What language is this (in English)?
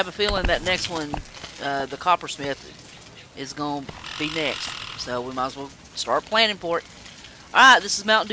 English